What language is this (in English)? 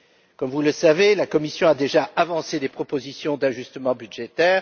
French